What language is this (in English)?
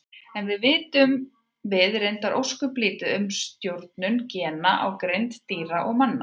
Icelandic